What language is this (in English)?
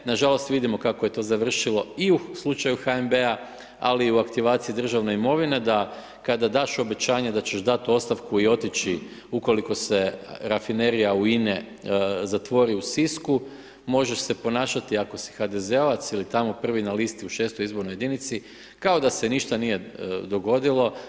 Croatian